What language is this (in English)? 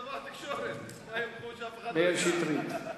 Hebrew